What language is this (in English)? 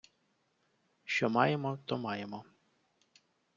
Ukrainian